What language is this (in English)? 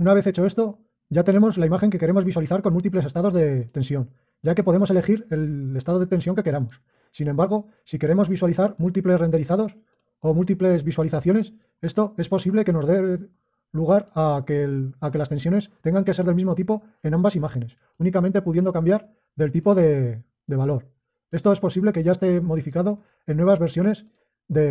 Spanish